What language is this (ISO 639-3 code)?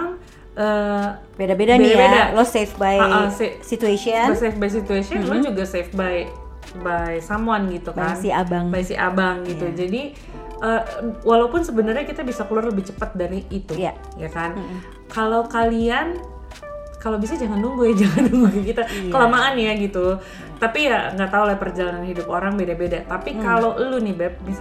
ind